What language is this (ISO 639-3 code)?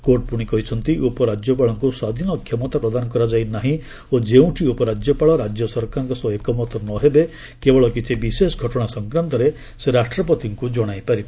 ori